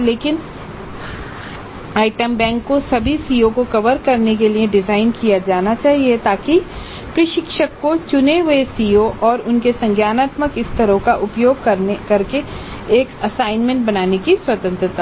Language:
Hindi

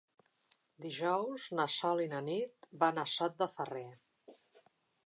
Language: Catalan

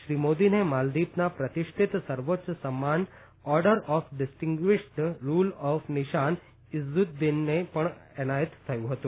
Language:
Gujarati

